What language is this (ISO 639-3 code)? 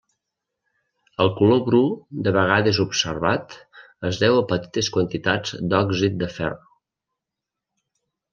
cat